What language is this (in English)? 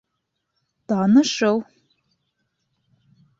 Bashkir